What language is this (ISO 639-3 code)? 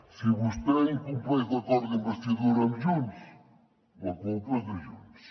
cat